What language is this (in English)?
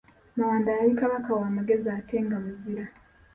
Ganda